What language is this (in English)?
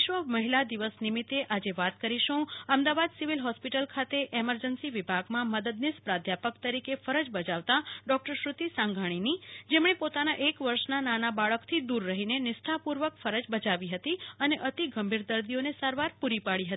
Gujarati